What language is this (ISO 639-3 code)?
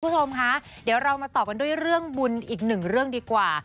tha